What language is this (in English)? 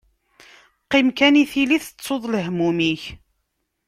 Kabyle